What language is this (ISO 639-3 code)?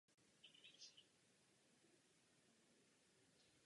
ces